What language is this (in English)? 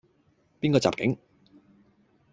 Cantonese